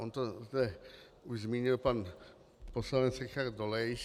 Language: Czech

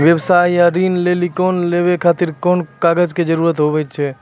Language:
Maithili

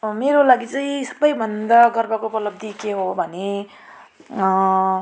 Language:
Nepali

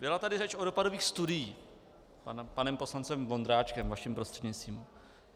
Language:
Czech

